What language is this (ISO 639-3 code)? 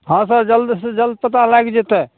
mai